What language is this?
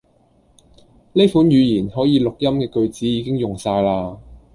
Cantonese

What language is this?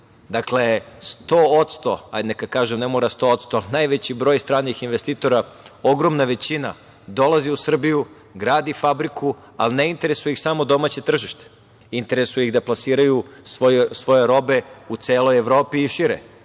Serbian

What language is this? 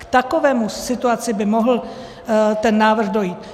Czech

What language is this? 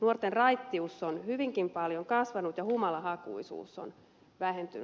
Finnish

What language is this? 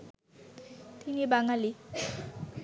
Bangla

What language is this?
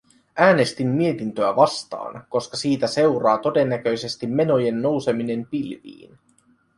Finnish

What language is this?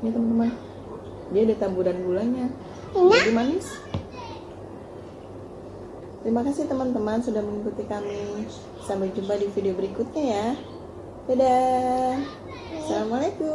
Indonesian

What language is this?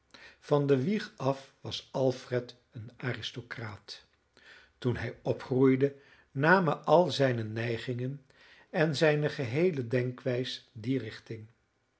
Dutch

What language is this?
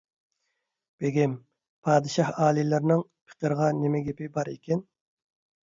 Uyghur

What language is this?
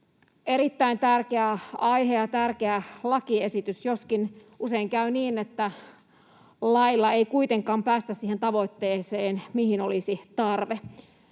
Finnish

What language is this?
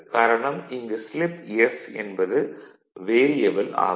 Tamil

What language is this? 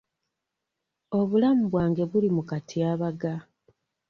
Ganda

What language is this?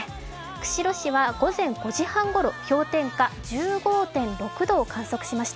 Japanese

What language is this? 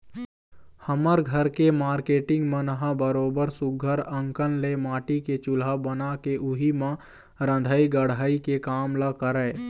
Chhattisgarhi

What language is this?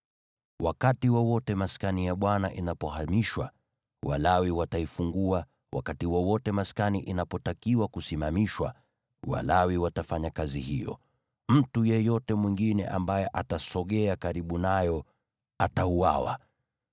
Swahili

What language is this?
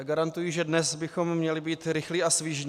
Czech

